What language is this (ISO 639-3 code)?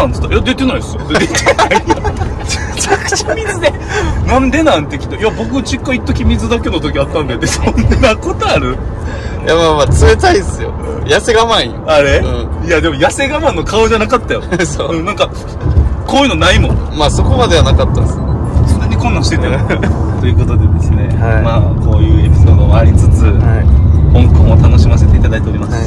jpn